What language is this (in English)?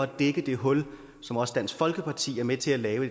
Danish